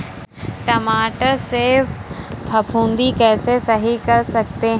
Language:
Hindi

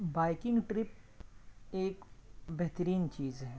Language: Urdu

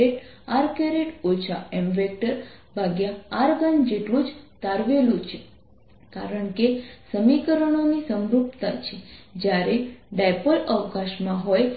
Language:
Gujarati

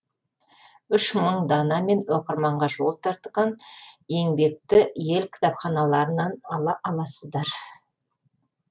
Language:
Kazakh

